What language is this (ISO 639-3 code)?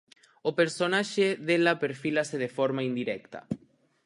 glg